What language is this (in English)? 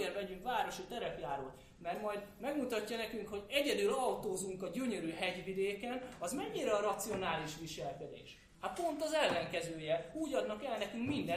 Hungarian